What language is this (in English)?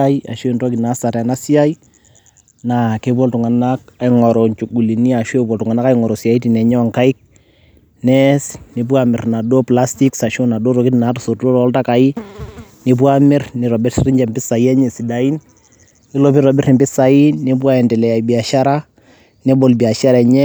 Masai